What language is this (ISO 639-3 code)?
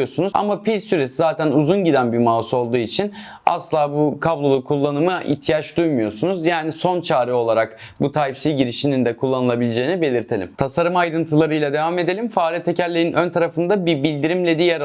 tur